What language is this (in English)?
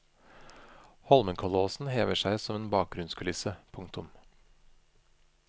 Norwegian